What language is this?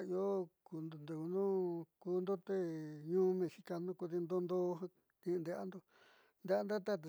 Southeastern Nochixtlán Mixtec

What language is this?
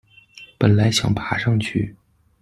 Chinese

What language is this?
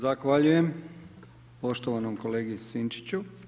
Croatian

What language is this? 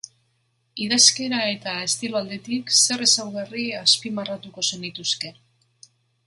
Basque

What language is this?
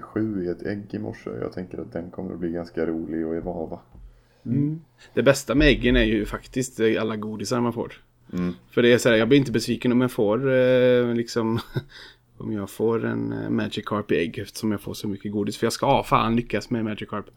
Swedish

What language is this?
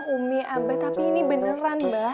Indonesian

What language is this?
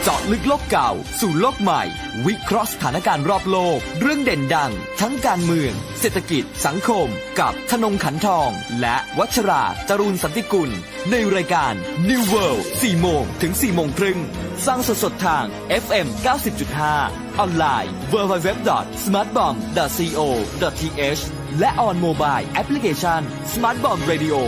Thai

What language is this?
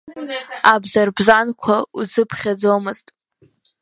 Abkhazian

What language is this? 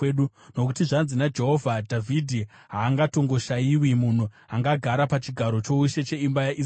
Shona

